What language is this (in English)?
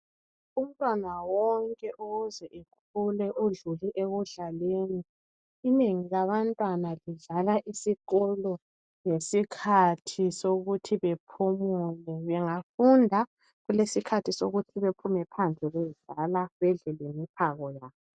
North Ndebele